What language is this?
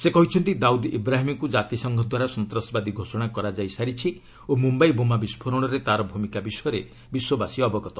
Odia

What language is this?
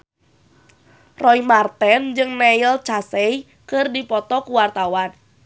Sundanese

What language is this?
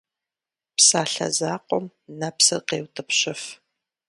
Kabardian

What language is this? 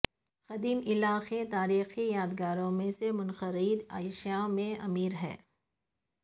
Urdu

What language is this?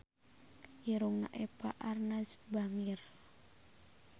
Sundanese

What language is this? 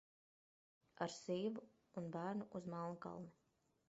Latvian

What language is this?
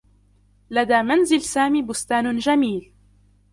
Arabic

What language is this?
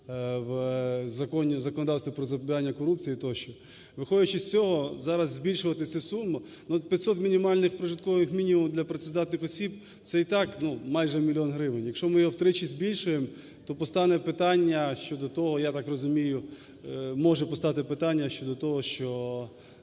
Ukrainian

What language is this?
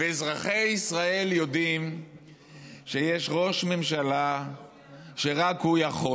Hebrew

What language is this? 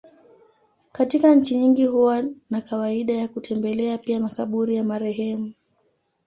Swahili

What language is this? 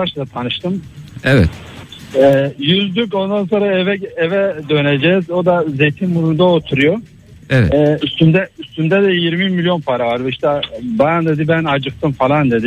Turkish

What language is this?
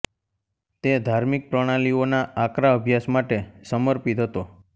Gujarati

